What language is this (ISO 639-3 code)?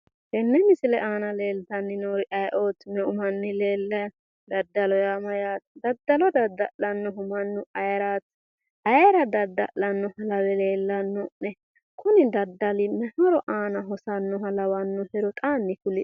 sid